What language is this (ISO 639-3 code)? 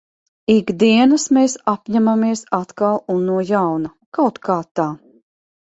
lav